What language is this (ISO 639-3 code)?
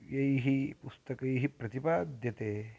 san